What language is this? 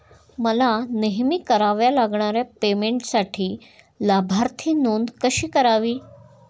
Marathi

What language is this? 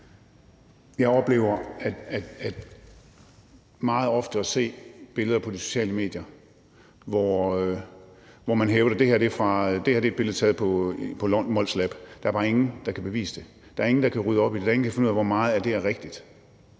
Danish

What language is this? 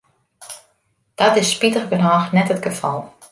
Western Frisian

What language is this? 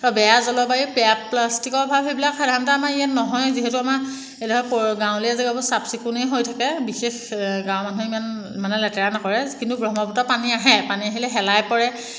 Assamese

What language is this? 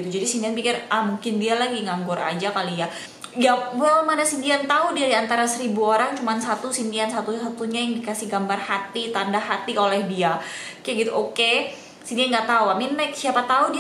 Indonesian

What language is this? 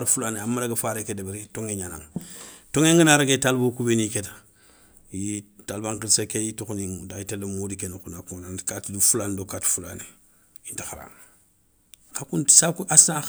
Soninke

